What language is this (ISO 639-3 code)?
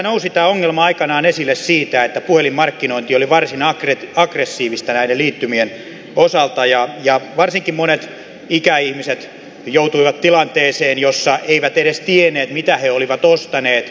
fin